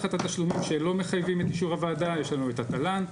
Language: Hebrew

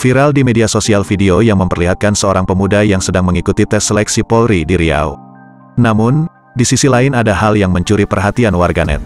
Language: Indonesian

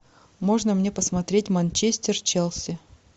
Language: Russian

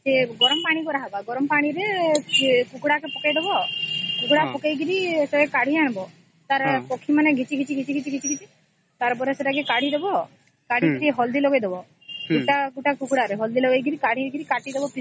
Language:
Odia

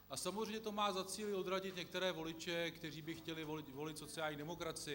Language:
Czech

